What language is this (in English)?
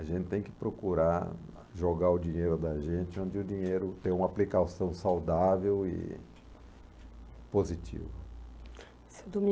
Portuguese